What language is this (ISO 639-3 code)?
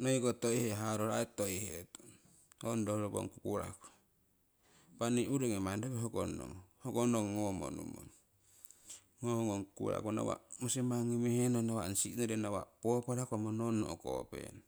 siw